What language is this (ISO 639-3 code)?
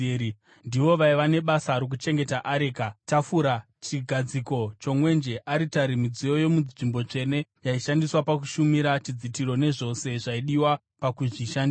sna